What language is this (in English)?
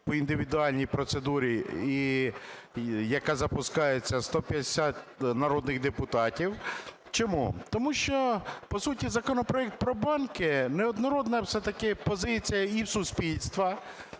Ukrainian